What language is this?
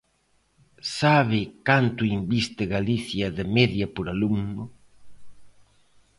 Galician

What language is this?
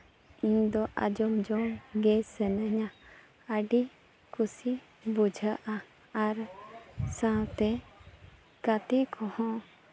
Santali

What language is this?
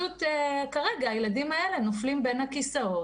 Hebrew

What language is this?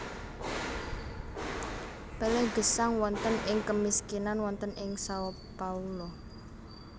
Javanese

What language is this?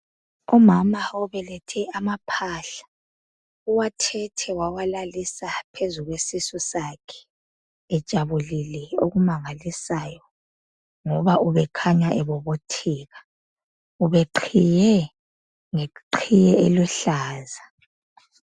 North Ndebele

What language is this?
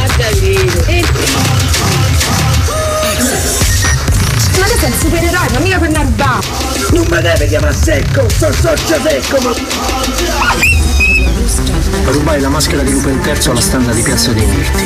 Italian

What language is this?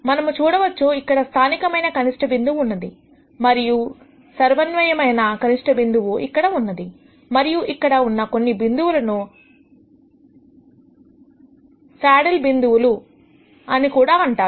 Telugu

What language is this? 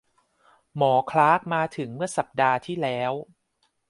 Thai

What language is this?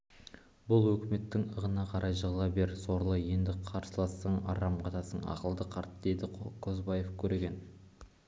Kazakh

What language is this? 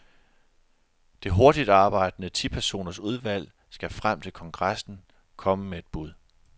Danish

